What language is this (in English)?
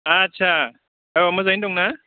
Bodo